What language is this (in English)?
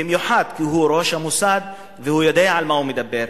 Hebrew